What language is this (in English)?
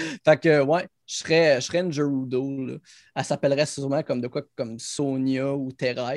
French